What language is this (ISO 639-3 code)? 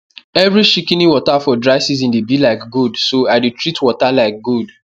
pcm